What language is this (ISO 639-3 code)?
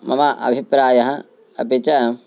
san